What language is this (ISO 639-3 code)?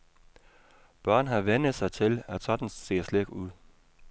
dan